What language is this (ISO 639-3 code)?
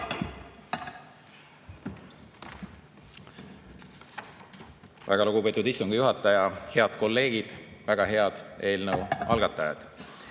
est